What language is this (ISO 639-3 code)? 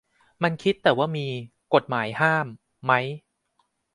tha